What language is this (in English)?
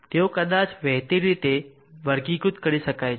Gujarati